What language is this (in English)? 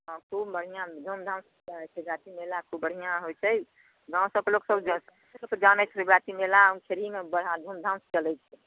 Maithili